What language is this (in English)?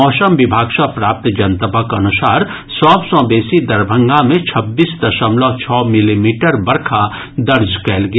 Maithili